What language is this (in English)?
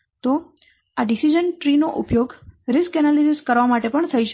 Gujarati